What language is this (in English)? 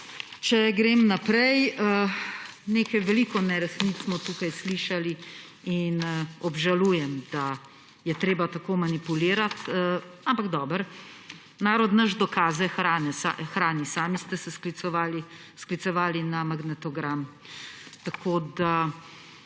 Slovenian